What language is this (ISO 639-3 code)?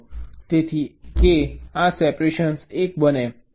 guj